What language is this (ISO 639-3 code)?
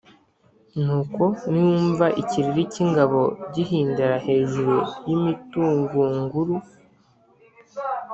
kin